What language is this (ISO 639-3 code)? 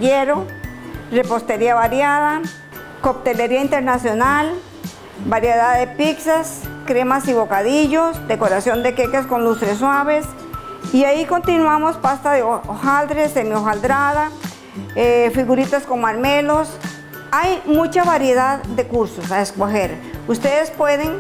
spa